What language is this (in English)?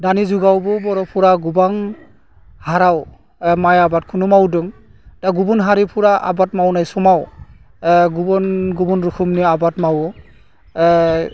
Bodo